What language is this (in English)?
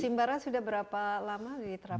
Indonesian